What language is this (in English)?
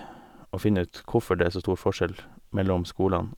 Norwegian